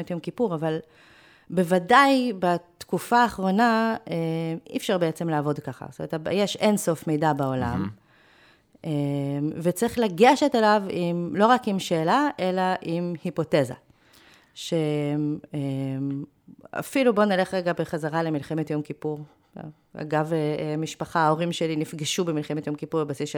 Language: Hebrew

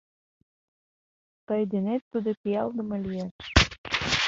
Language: Mari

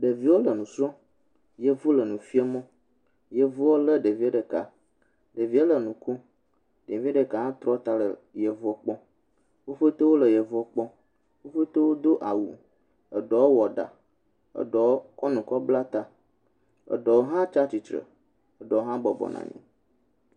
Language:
Ewe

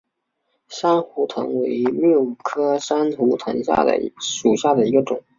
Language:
Chinese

